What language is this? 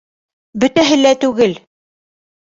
Bashkir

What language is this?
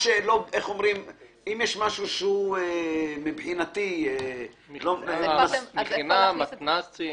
Hebrew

